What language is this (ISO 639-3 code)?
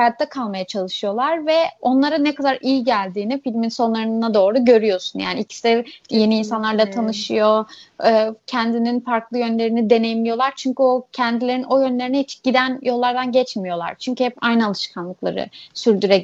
tur